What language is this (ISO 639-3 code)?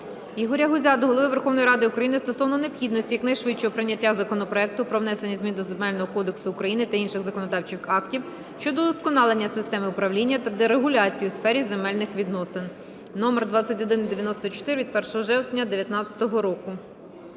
ukr